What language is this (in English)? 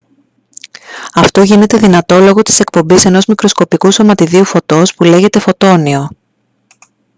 Greek